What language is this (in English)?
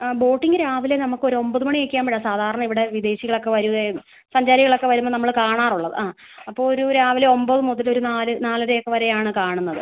Malayalam